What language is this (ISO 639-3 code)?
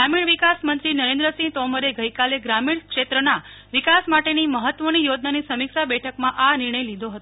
guj